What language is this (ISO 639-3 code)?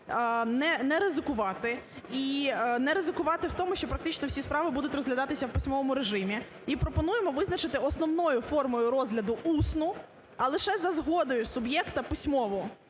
ukr